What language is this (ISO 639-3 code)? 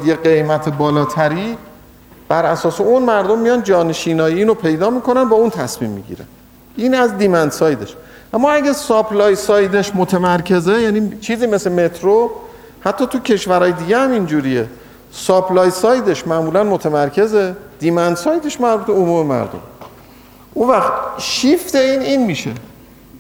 fas